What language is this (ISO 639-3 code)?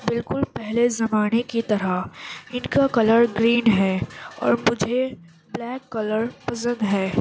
urd